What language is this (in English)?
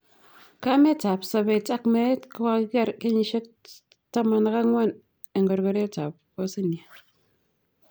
Kalenjin